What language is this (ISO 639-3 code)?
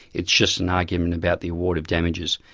eng